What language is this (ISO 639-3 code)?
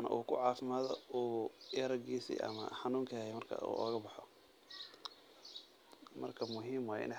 som